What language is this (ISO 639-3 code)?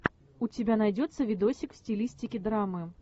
rus